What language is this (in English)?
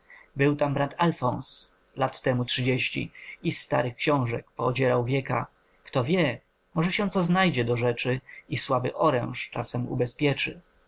Polish